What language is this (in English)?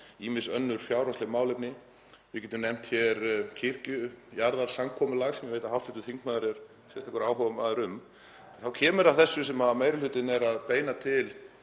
Icelandic